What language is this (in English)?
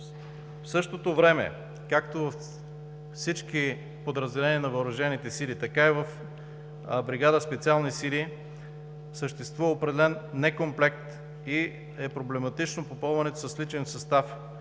Bulgarian